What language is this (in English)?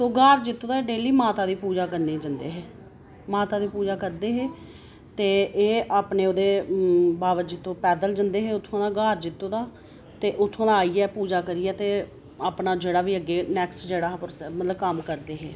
Dogri